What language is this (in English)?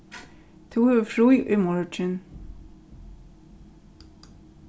Faroese